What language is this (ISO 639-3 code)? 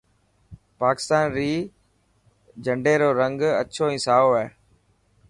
mki